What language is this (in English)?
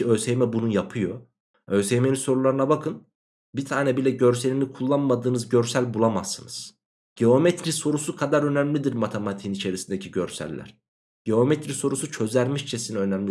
Turkish